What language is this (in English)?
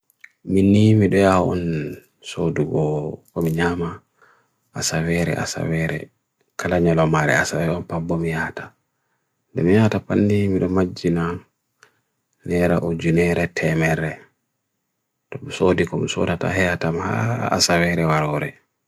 Bagirmi Fulfulde